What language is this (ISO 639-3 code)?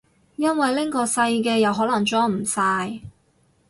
yue